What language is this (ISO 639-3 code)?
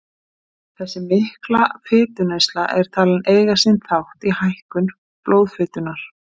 isl